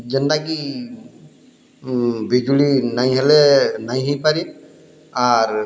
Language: Odia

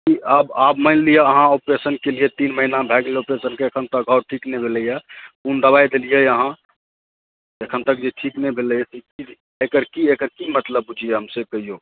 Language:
Maithili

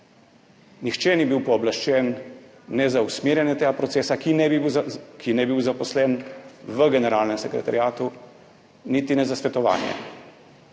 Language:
Slovenian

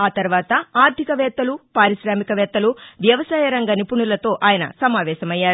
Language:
Telugu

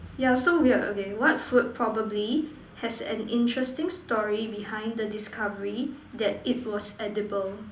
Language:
English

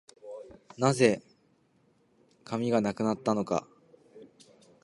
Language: Japanese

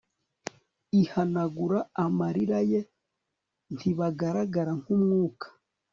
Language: Kinyarwanda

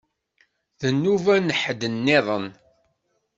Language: Kabyle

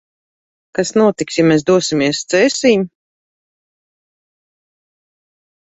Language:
Latvian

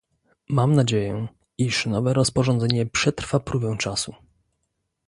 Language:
Polish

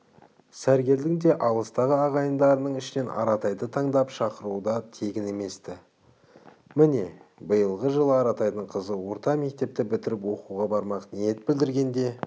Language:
Kazakh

